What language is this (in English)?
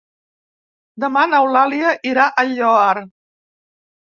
Catalan